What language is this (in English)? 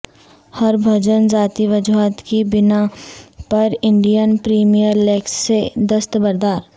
Urdu